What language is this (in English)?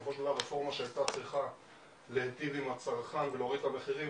Hebrew